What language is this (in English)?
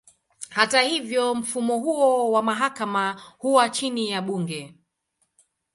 Swahili